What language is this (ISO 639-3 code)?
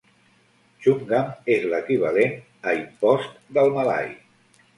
cat